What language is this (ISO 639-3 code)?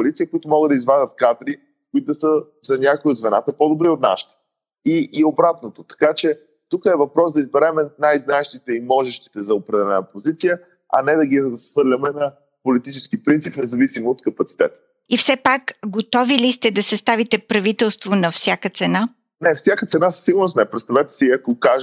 bul